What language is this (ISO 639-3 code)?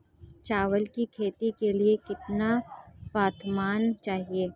hin